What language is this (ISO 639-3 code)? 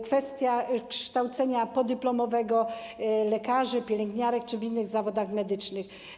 pol